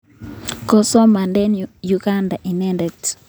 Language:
Kalenjin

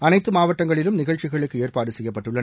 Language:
Tamil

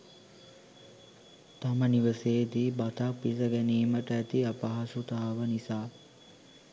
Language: Sinhala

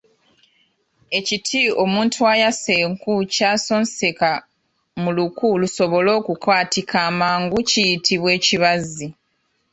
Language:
Ganda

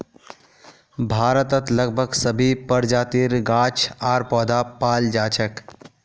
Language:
Magahi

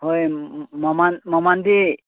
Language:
Manipuri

